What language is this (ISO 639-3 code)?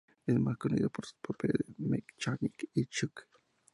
spa